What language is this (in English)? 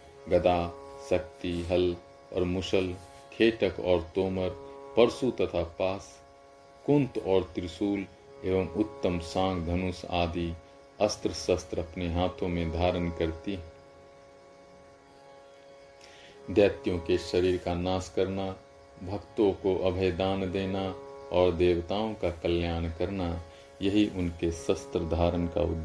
Hindi